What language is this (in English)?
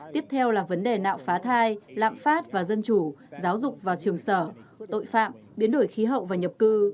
Vietnamese